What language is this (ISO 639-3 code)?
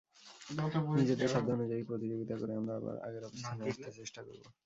ben